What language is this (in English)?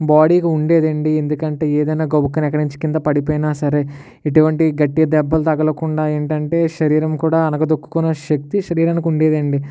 Telugu